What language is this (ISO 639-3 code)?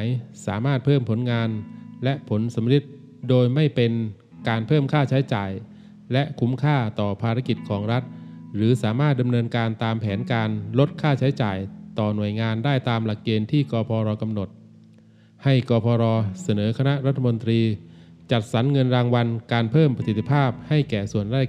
tha